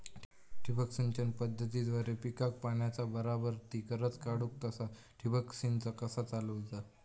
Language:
Marathi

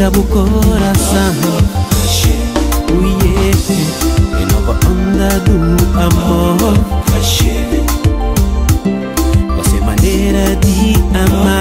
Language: Romanian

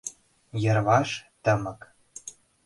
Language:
Mari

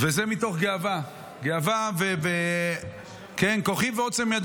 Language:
Hebrew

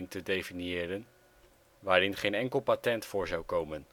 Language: Dutch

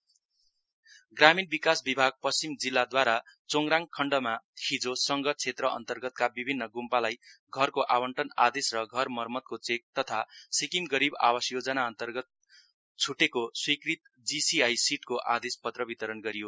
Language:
Nepali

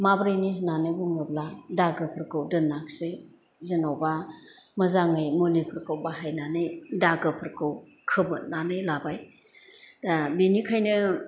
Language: Bodo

